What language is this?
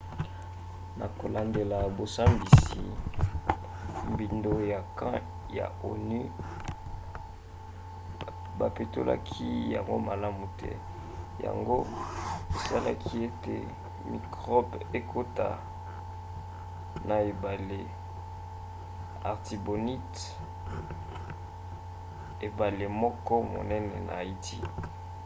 Lingala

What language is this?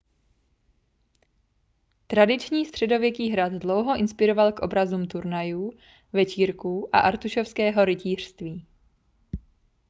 Czech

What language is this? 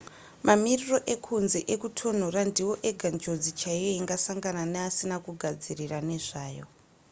Shona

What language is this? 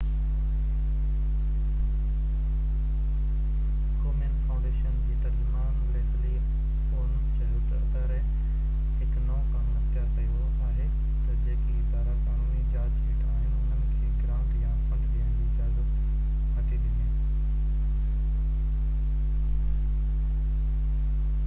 Sindhi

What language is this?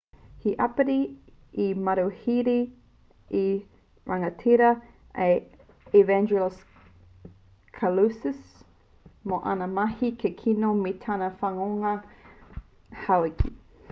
Māori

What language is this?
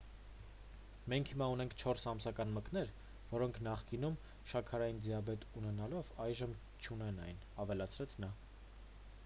Armenian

